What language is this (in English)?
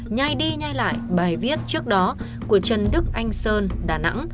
Vietnamese